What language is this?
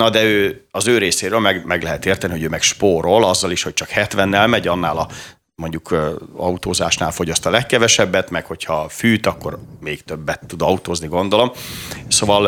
Hungarian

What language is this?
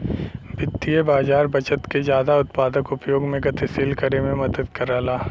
Bhojpuri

